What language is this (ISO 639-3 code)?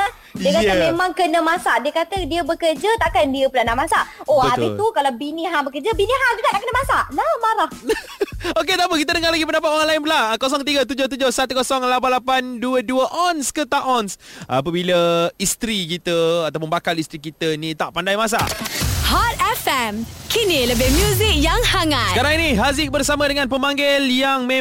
msa